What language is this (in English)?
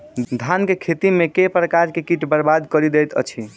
Maithili